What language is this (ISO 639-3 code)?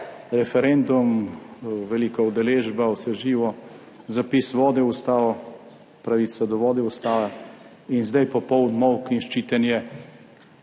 slv